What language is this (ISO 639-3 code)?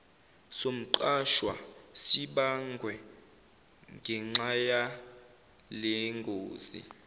zul